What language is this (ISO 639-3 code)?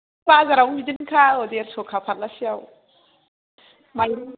brx